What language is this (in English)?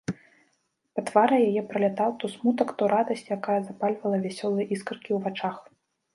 Belarusian